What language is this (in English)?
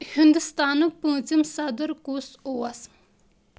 Kashmiri